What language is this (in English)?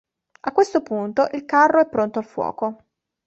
Italian